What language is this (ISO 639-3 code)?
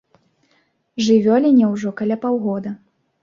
bel